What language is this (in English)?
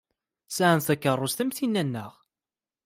Kabyle